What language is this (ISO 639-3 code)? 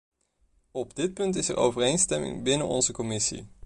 nld